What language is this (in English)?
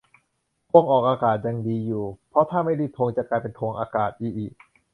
Thai